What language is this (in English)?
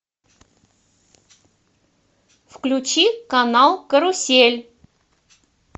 Russian